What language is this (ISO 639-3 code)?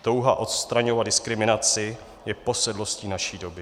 ces